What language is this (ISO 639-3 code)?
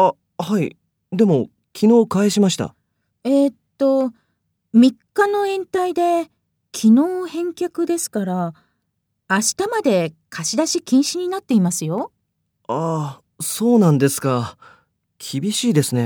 jpn